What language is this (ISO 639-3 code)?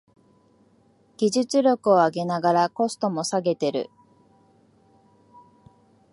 jpn